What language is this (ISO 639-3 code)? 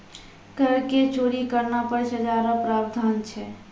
mai